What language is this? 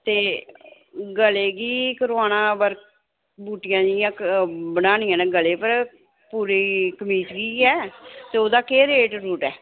Dogri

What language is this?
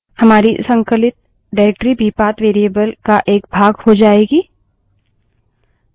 Hindi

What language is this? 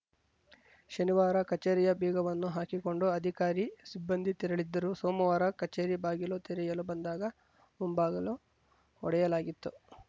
Kannada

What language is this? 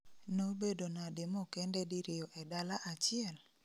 Luo (Kenya and Tanzania)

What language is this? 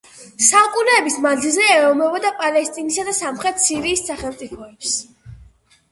Georgian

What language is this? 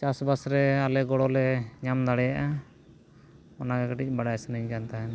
Santali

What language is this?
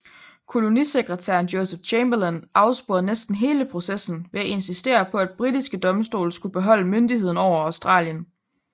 Danish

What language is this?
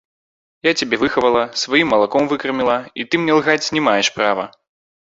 Belarusian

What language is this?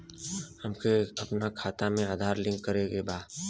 Bhojpuri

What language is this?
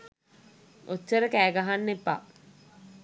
Sinhala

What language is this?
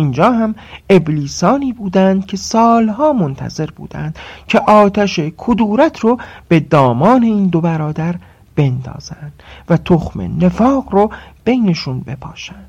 Persian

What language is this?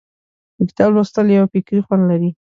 Pashto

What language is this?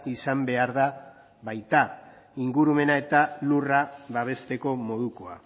Basque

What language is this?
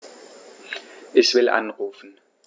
German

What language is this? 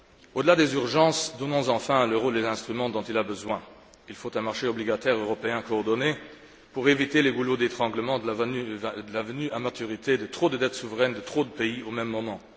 French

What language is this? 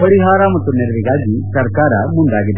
Kannada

